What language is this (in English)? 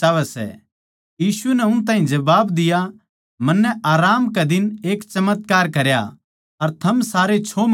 Haryanvi